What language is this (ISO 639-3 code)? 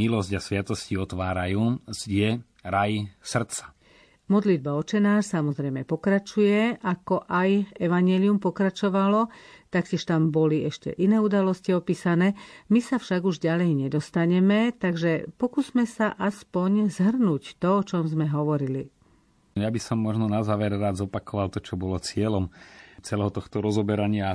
slk